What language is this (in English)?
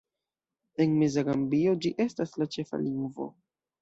Esperanto